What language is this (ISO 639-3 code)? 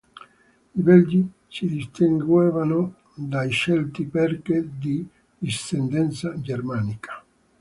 ita